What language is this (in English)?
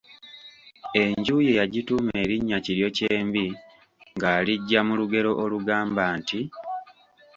Ganda